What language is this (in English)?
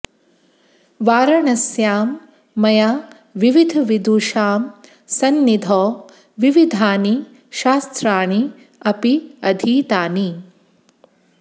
Sanskrit